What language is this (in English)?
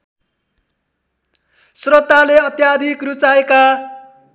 Nepali